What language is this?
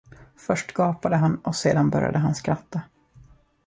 Swedish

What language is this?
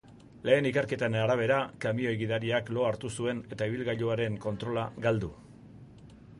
Basque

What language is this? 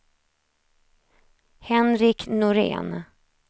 Swedish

